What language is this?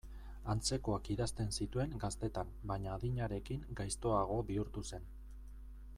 Basque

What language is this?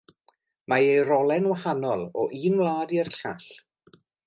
Welsh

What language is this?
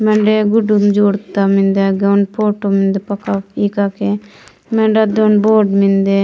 Gondi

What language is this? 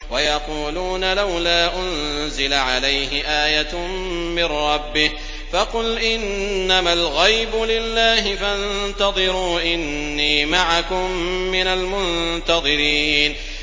Arabic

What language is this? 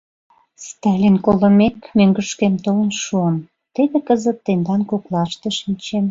Mari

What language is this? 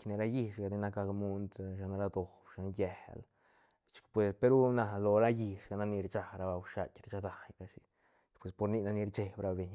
Santa Catarina Albarradas Zapotec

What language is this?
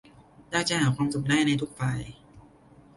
Thai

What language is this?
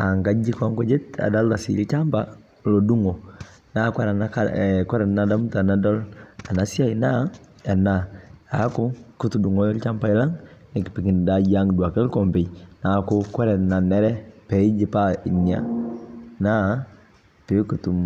Masai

